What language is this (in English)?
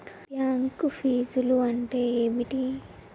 Telugu